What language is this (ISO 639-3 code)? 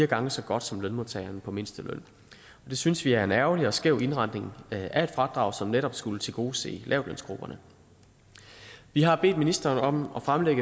dan